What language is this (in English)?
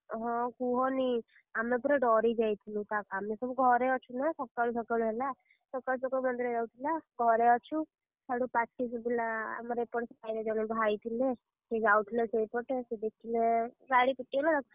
Odia